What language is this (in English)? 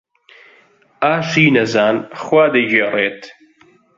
Central Kurdish